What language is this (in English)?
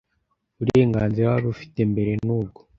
Kinyarwanda